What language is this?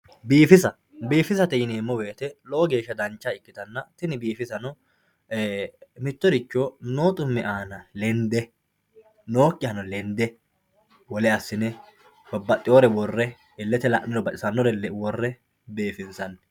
Sidamo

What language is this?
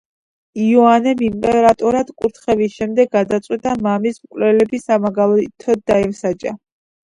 Georgian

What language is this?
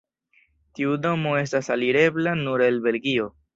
Esperanto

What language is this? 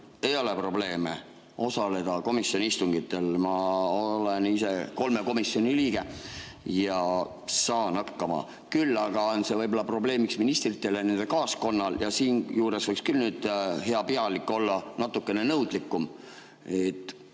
Estonian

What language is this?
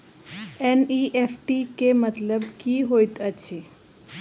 Maithili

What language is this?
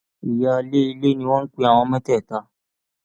Yoruba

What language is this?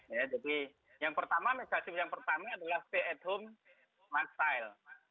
Indonesian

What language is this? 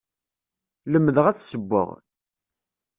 Kabyle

